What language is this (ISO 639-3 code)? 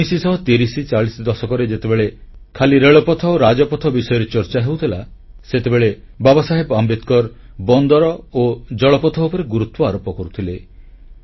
ori